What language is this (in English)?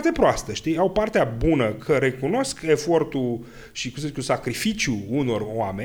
Romanian